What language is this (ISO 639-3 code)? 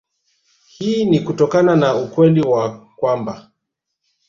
swa